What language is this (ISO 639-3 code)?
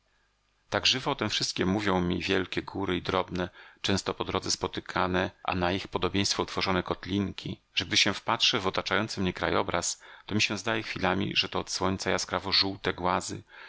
pol